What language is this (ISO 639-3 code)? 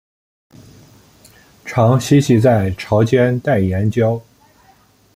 zho